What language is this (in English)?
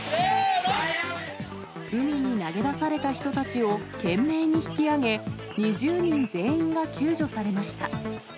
Japanese